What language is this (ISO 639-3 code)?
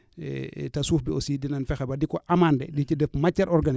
wol